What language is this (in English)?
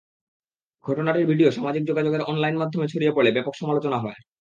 Bangla